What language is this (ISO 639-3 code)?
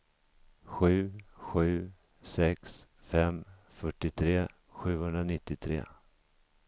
swe